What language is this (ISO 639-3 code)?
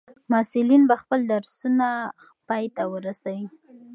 pus